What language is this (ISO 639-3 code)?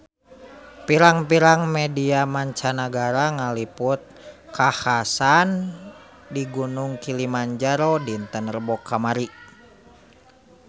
sun